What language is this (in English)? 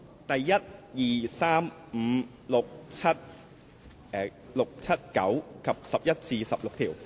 Cantonese